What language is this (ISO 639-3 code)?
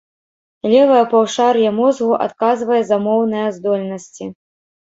bel